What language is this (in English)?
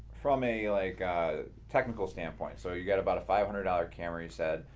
English